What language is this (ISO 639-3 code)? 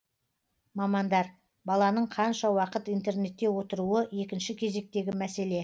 kaz